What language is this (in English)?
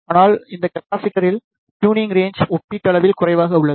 Tamil